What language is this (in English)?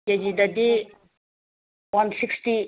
Manipuri